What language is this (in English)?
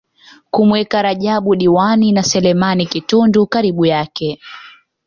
Swahili